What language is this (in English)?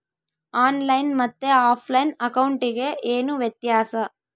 Kannada